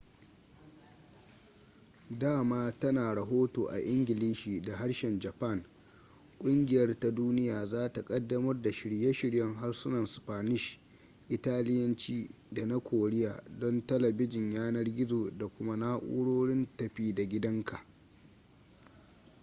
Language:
Hausa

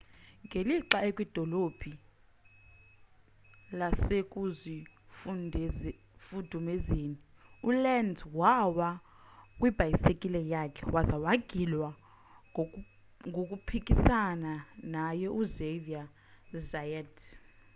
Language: Xhosa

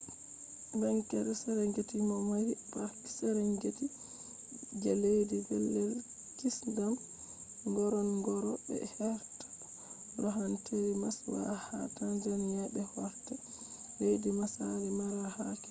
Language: Fula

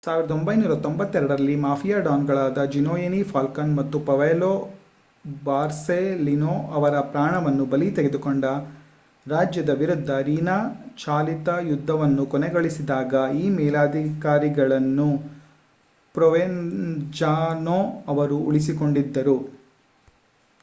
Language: Kannada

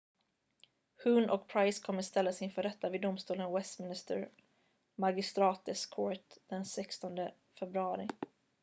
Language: Swedish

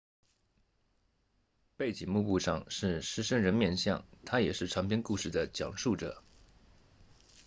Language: Chinese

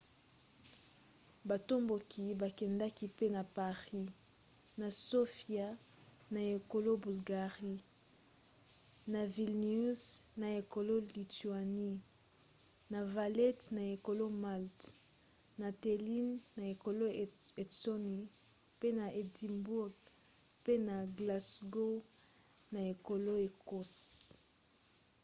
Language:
Lingala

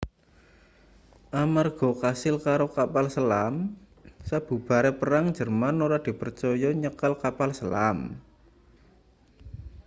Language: Javanese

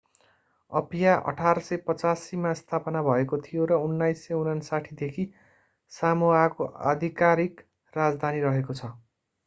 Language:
Nepali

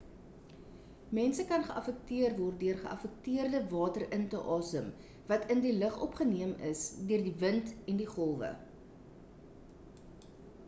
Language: Afrikaans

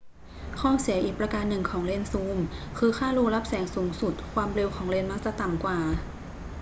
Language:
Thai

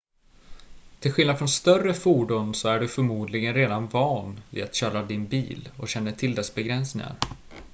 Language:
Swedish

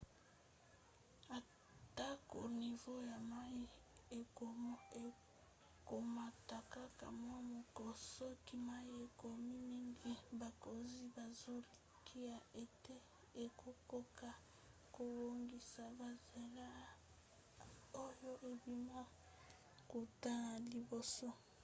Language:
Lingala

